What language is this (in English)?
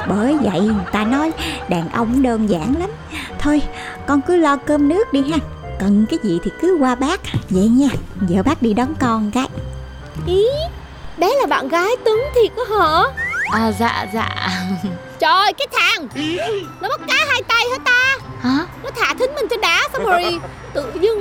Vietnamese